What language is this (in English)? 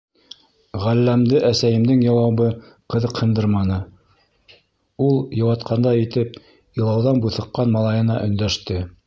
Bashkir